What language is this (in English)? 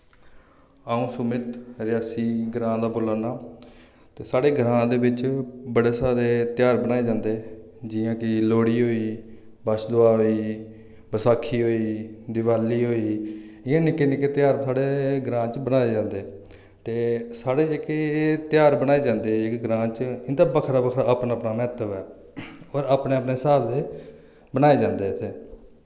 Dogri